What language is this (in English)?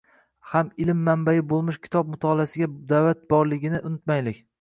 Uzbek